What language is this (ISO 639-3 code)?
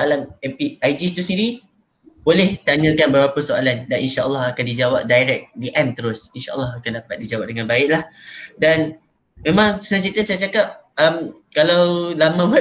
msa